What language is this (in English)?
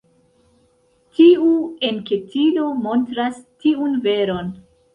Esperanto